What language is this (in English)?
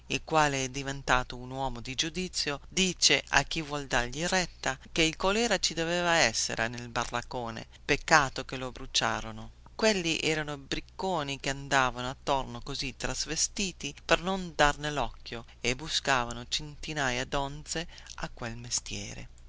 Italian